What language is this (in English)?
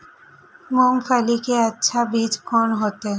Maithili